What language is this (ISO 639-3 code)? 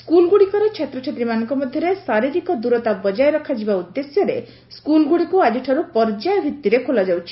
ori